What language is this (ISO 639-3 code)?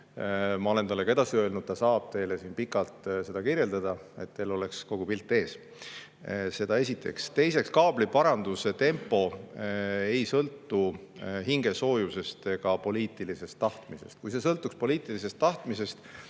est